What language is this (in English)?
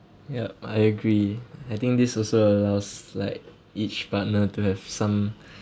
English